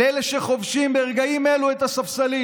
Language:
Hebrew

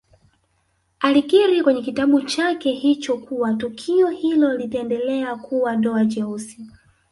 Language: Swahili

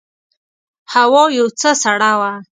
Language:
Pashto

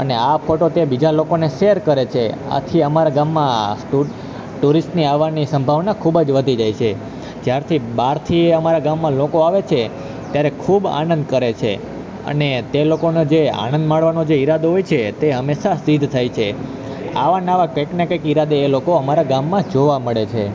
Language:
Gujarati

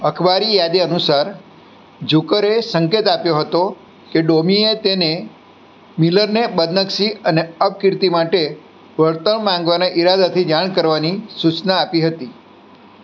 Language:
Gujarati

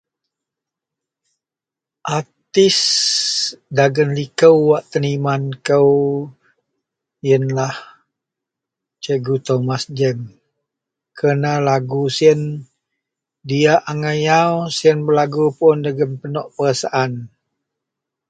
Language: Central Melanau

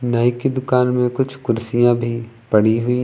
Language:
Hindi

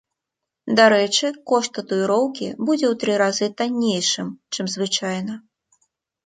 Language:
Belarusian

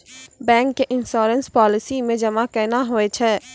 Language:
Maithili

